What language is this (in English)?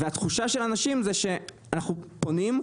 Hebrew